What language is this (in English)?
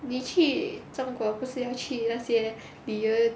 English